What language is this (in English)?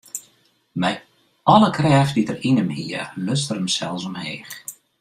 Western Frisian